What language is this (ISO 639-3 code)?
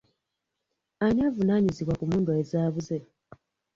lug